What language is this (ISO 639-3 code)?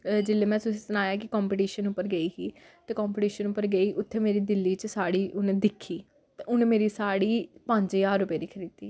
doi